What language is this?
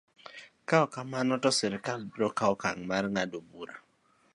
Luo (Kenya and Tanzania)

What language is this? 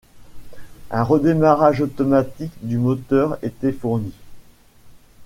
French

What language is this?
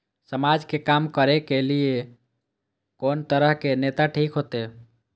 Maithili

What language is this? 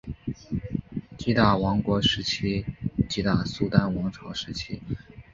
Chinese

